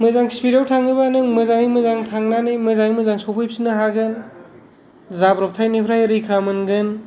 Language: Bodo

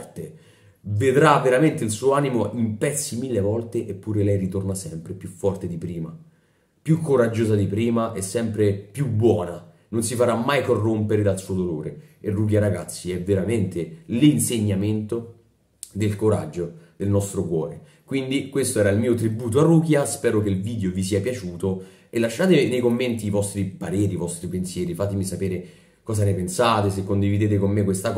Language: Italian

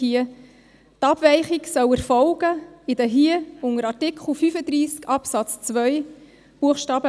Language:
Swiss German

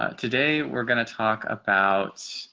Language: English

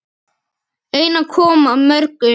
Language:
Icelandic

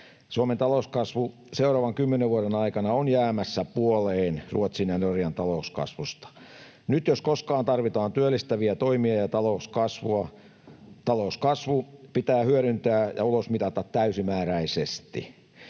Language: Finnish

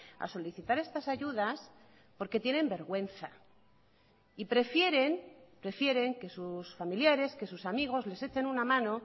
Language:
Spanish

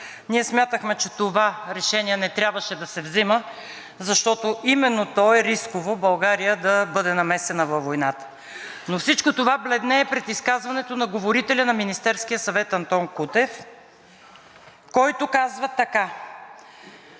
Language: Bulgarian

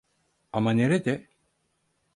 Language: Turkish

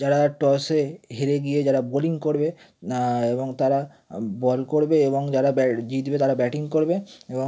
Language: Bangla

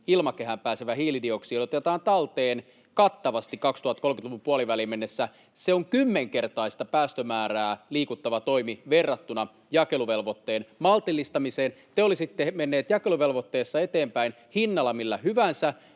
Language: Finnish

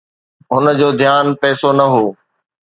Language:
Sindhi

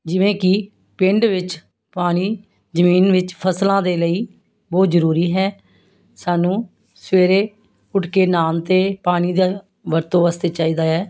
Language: Punjabi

